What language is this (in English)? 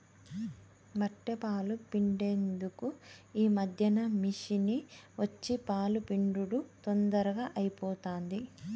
Telugu